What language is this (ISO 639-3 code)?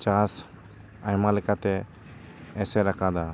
sat